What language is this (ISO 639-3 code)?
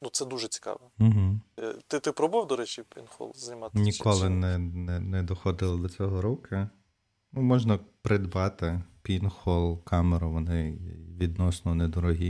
ukr